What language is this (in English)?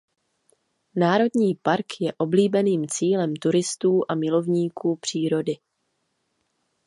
Czech